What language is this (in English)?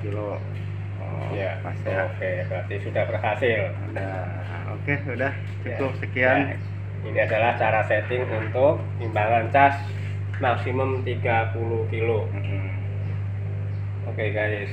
Indonesian